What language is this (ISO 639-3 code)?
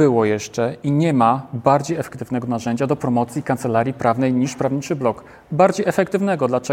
pol